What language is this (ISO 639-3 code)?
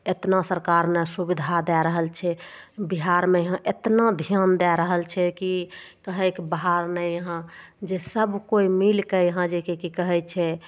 mai